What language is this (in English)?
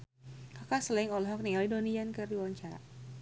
Sundanese